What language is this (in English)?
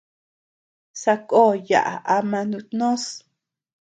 Tepeuxila Cuicatec